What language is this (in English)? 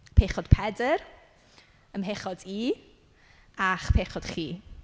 Welsh